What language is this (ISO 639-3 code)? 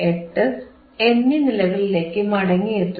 mal